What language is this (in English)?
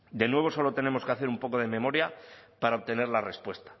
Spanish